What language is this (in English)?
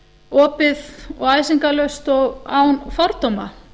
Icelandic